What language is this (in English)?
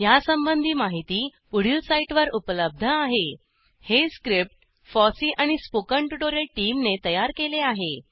Marathi